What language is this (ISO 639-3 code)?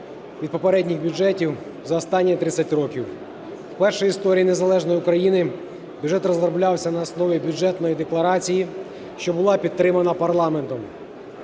ukr